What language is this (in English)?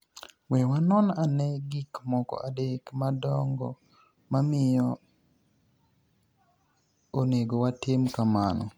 Luo (Kenya and Tanzania)